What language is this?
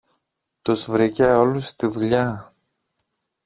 Greek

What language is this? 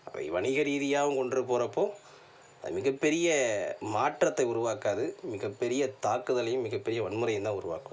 Tamil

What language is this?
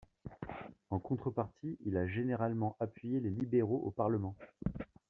French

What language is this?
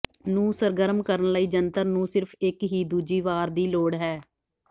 Punjabi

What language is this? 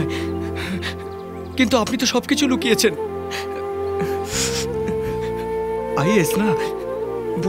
Hindi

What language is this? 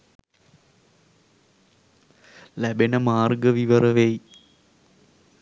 Sinhala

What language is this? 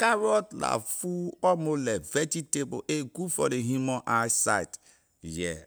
Liberian English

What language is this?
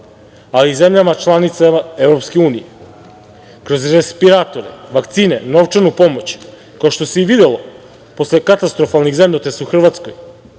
Serbian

